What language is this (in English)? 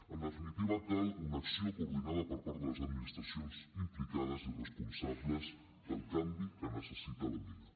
Catalan